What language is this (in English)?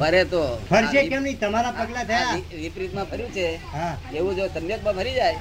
Gujarati